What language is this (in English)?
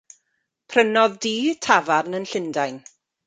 Welsh